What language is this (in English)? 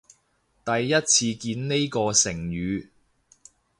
Cantonese